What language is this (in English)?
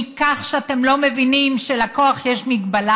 Hebrew